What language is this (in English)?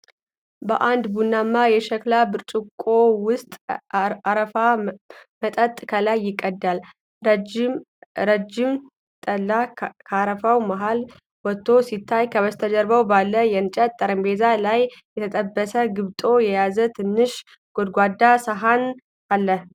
Amharic